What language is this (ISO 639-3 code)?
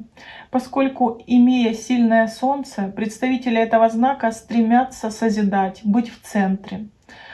rus